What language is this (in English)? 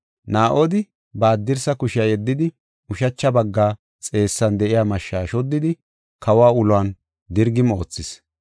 Gofa